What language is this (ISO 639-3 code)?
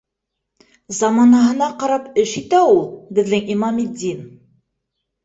bak